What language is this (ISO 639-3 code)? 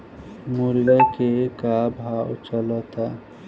bho